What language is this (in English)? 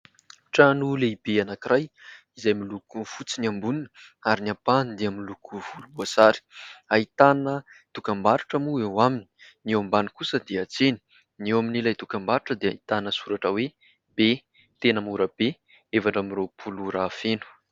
Malagasy